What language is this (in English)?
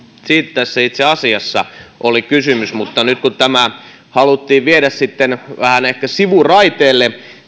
Finnish